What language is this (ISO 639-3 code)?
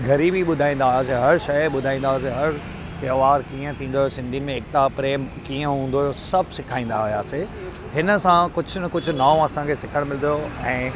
snd